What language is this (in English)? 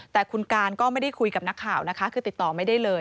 Thai